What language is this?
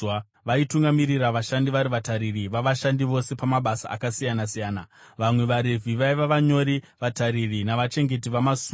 Shona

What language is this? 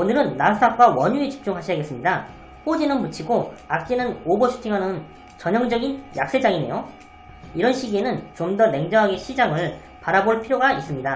Korean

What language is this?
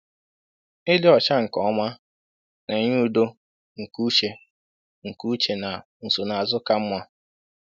Igbo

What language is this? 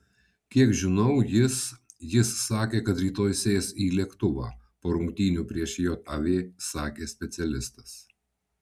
Lithuanian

